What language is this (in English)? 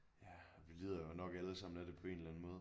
Danish